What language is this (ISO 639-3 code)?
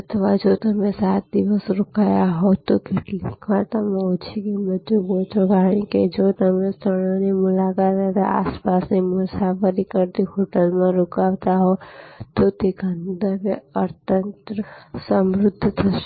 guj